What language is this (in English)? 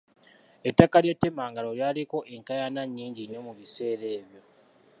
Ganda